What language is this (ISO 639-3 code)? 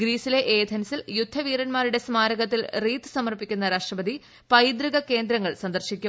mal